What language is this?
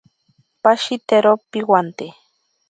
Ashéninka Perené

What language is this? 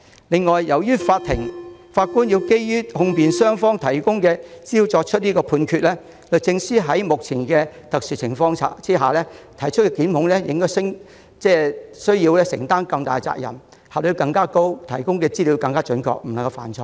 Cantonese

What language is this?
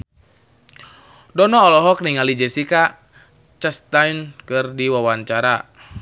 Sundanese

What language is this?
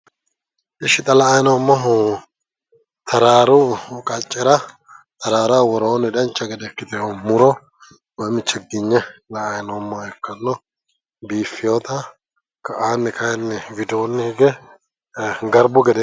Sidamo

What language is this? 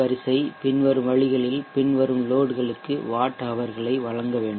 Tamil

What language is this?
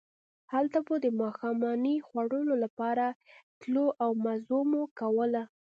Pashto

